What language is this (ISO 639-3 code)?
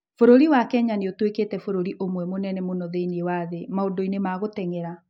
kik